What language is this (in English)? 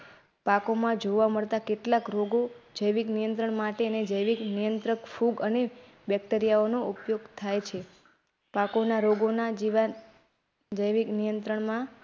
Gujarati